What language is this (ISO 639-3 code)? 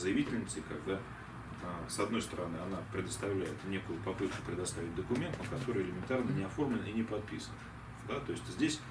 rus